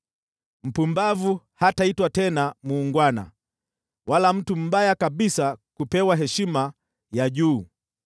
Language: Swahili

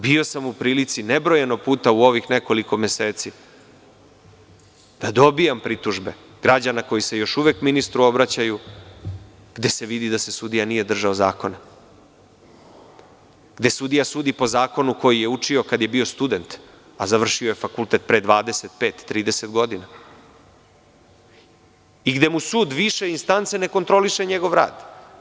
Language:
Serbian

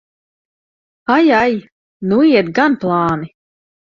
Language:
Latvian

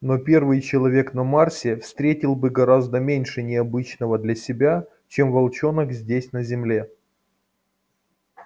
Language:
Russian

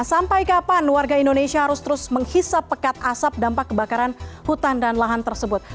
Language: Indonesian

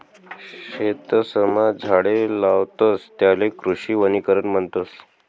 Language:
Marathi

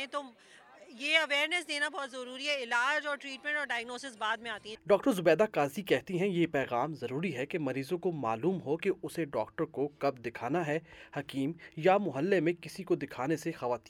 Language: Urdu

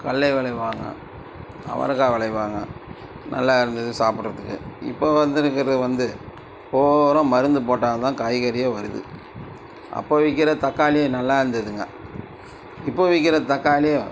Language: Tamil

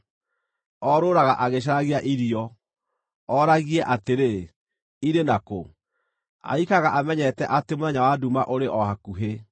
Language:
Kikuyu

